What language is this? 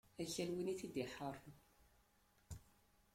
Kabyle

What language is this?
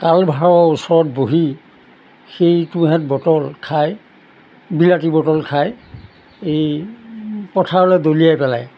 Assamese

